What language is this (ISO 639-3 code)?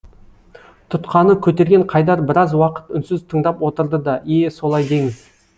kaz